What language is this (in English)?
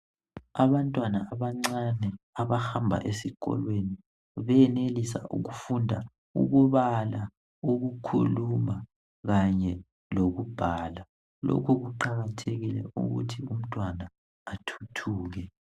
North Ndebele